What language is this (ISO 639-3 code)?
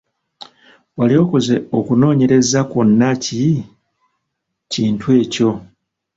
lug